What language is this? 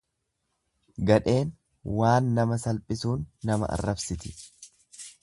Oromo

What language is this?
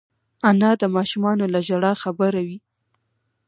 Pashto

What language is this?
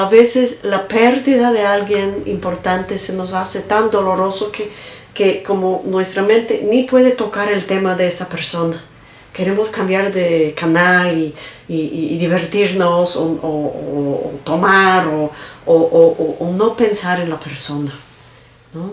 Spanish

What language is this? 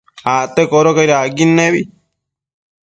Matsés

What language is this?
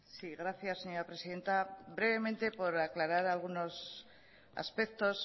Spanish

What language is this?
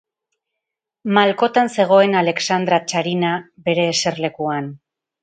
Basque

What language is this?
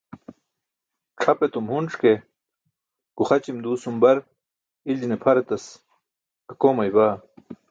Burushaski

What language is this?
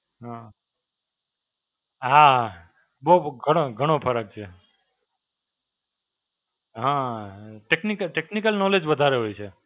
Gujarati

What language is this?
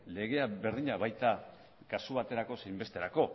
Basque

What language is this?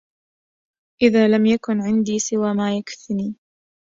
Arabic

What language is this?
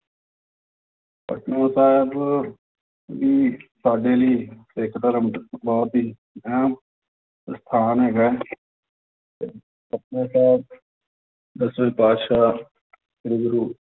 Punjabi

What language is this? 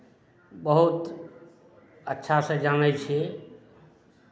Maithili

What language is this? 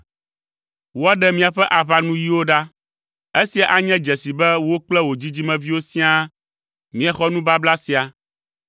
Ewe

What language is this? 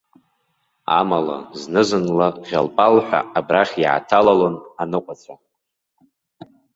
Abkhazian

